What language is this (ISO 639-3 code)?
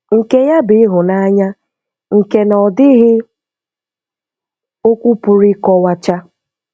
ibo